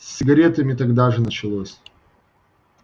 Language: Russian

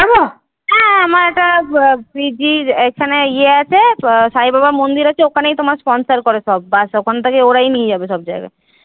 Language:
Bangla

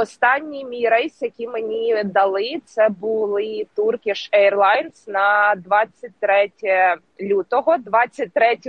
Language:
Ukrainian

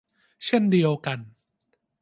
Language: Thai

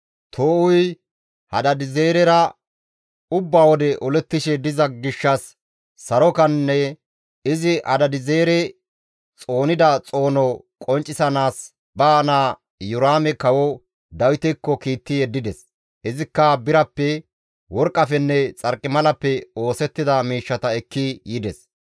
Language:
Gamo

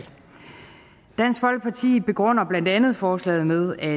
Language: Danish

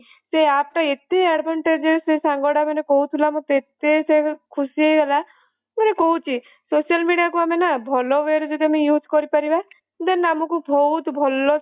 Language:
Odia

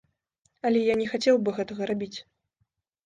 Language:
Belarusian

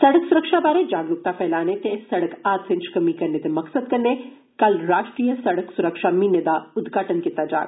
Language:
Dogri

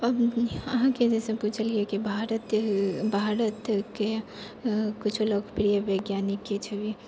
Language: Maithili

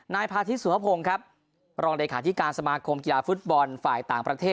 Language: Thai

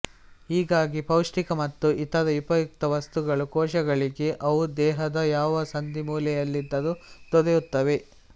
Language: Kannada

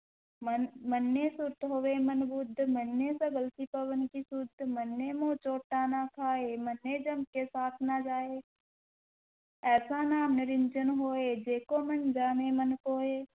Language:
Punjabi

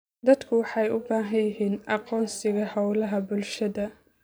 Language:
Somali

